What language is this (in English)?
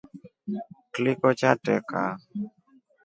Rombo